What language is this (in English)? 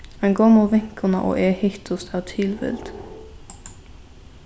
Faroese